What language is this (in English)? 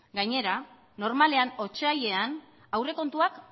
Basque